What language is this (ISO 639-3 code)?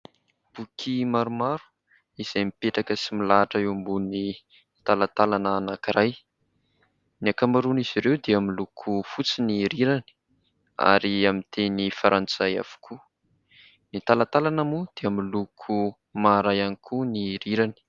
mlg